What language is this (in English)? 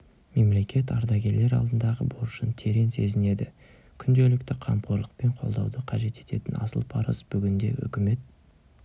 Kazakh